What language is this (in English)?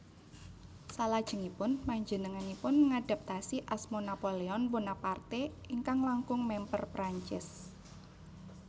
Javanese